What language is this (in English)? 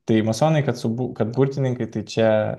Lithuanian